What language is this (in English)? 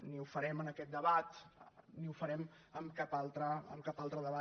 Catalan